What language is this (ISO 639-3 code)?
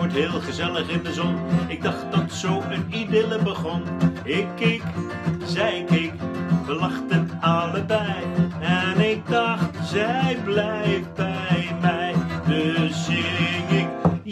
nld